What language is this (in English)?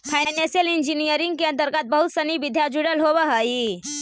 Magahi